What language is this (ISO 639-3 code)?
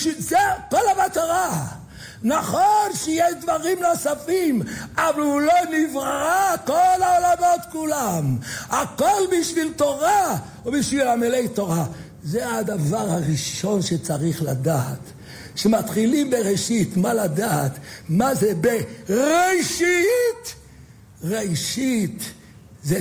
heb